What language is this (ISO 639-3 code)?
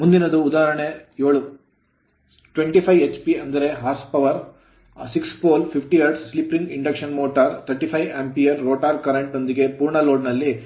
kan